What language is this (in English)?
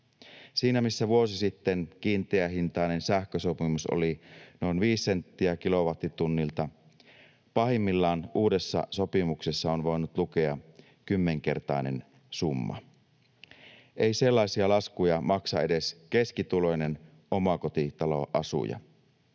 Finnish